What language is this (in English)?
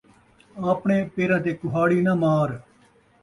Saraiki